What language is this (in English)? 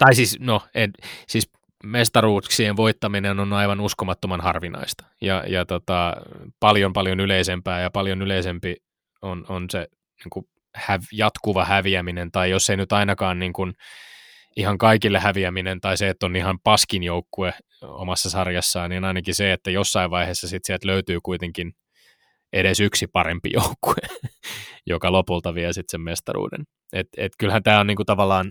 Finnish